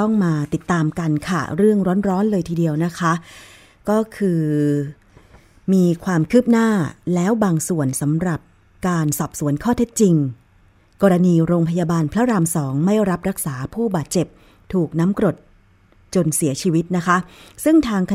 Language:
Thai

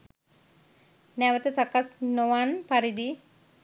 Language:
Sinhala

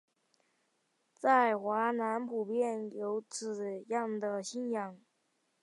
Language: Chinese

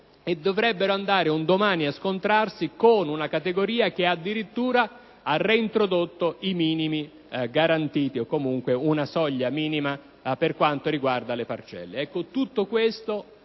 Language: Italian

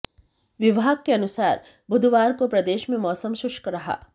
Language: Hindi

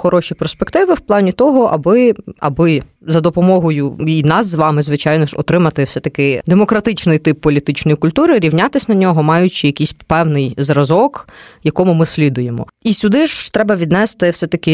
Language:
Ukrainian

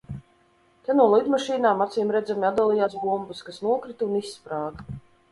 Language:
Latvian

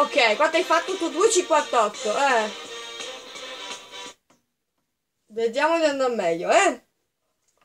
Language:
Italian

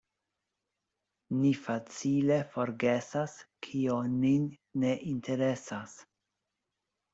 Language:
Esperanto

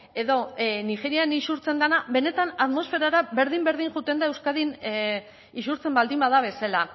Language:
Basque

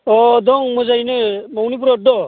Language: Bodo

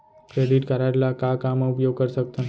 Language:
Chhattisgarhi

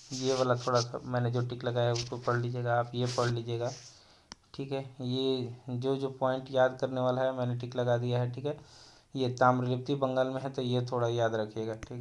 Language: Hindi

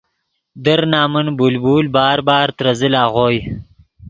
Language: Yidgha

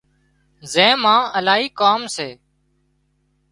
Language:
Wadiyara Koli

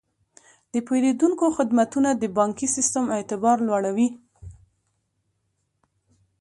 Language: Pashto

